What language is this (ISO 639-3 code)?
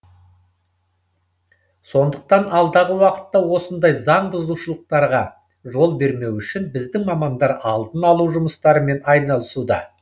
kaz